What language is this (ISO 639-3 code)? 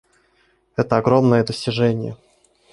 rus